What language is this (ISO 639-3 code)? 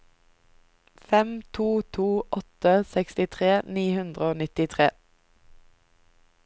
nor